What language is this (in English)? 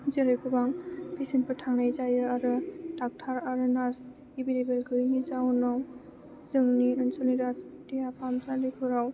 Bodo